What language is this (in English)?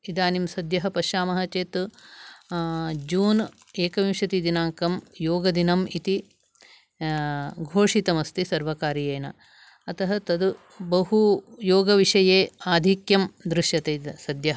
Sanskrit